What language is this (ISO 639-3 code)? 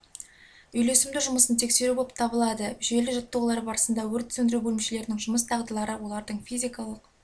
kaz